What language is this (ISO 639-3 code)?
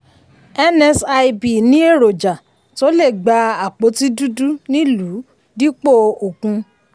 yor